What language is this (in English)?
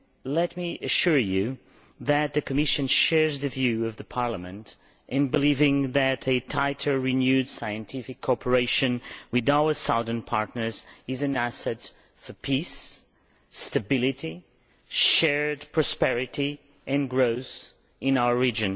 English